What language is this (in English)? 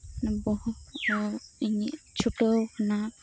Santali